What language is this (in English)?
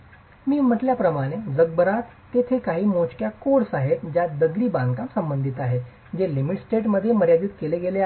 Marathi